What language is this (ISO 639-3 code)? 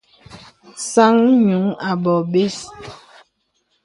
beb